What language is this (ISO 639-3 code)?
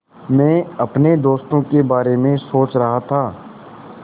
hin